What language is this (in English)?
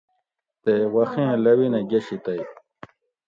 Gawri